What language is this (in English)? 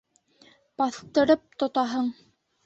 Bashkir